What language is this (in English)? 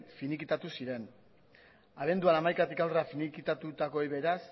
Basque